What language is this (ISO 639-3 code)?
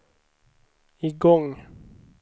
swe